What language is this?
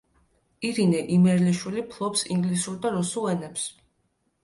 Georgian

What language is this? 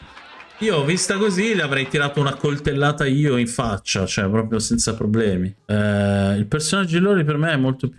Italian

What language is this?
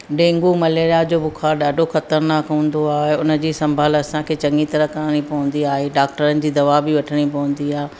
Sindhi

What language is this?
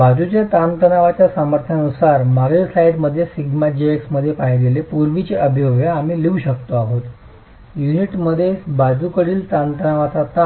Marathi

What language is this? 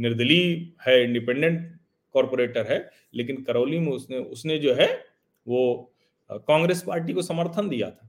Hindi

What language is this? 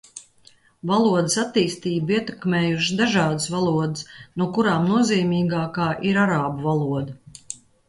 Latvian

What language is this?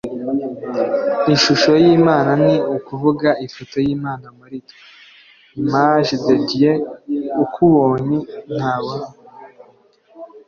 Kinyarwanda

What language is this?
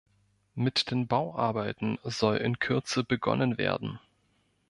German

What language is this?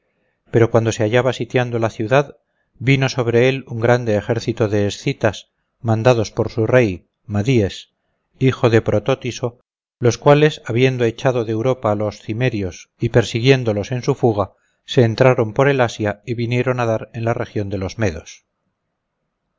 Spanish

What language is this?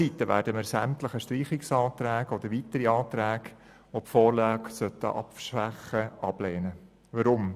Swiss German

